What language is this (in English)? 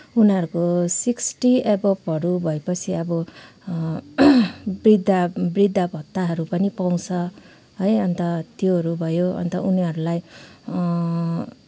Nepali